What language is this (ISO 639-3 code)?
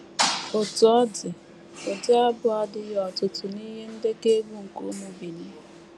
ibo